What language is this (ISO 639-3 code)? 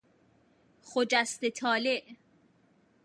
fas